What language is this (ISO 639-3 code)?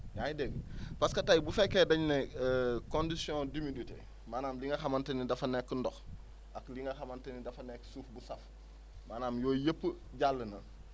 wol